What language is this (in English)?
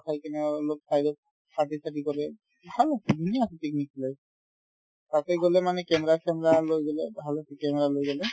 Assamese